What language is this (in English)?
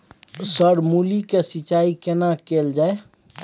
Maithili